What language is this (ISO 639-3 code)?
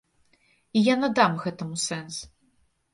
bel